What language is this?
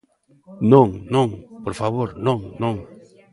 Galician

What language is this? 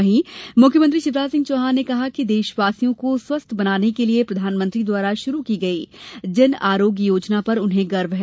Hindi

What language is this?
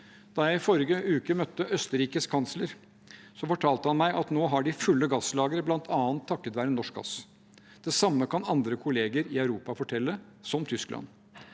Norwegian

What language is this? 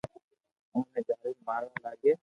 Loarki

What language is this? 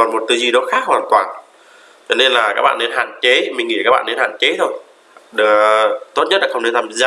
Vietnamese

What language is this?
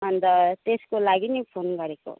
Nepali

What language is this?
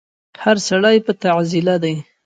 Pashto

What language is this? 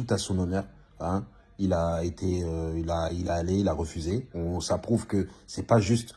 French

